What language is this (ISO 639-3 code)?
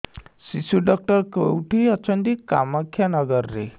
ori